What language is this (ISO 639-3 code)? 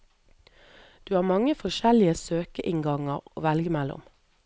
nor